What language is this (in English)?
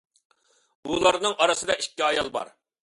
Uyghur